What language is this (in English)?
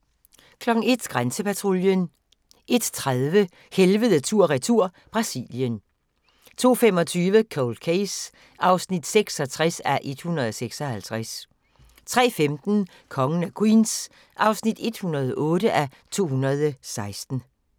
Danish